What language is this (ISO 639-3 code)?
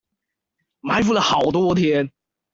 zho